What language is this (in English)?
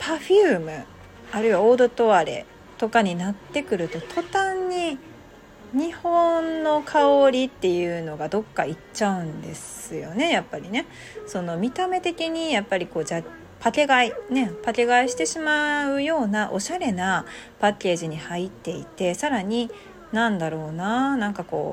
Japanese